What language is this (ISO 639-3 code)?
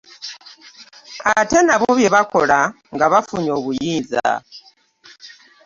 lug